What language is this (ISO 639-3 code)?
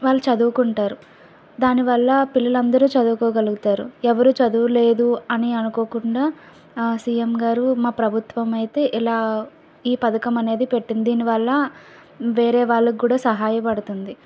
tel